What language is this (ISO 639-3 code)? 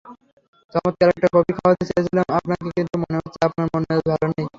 ben